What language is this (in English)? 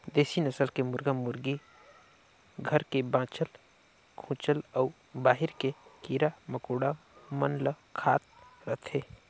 Chhattisgarhi